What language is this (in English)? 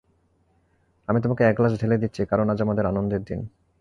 Bangla